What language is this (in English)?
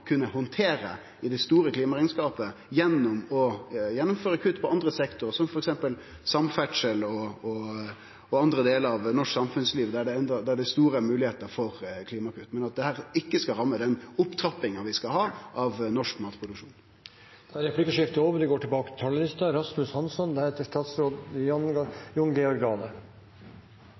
Norwegian Nynorsk